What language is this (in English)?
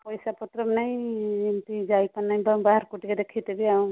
Odia